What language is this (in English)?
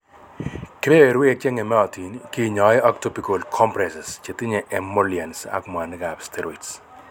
Kalenjin